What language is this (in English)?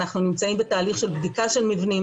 Hebrew